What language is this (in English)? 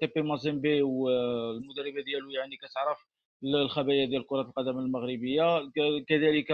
Arabic